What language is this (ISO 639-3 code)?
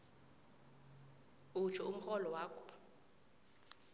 nbl